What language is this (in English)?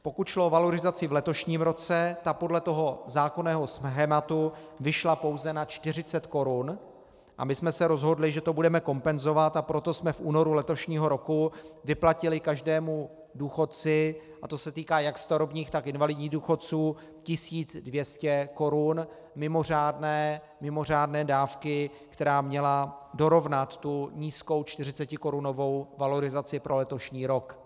Czech